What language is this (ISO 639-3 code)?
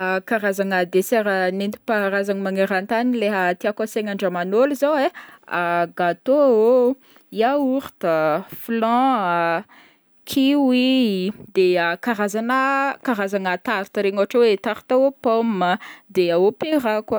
bmm